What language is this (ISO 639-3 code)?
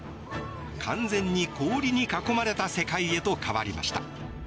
jpn